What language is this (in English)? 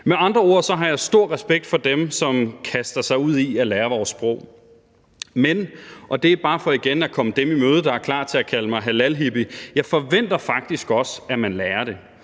Danish